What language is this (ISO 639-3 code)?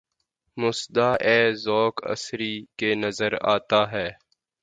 urd